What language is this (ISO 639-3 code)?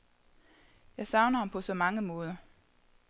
dan